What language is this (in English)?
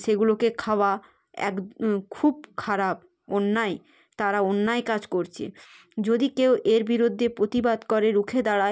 Bangla